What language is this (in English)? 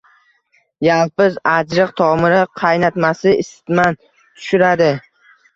Uzbek